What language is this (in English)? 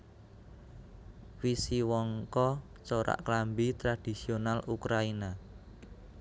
Javanese